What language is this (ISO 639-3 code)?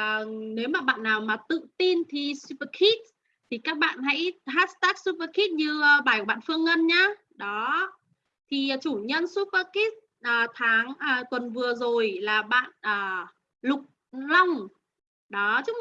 vie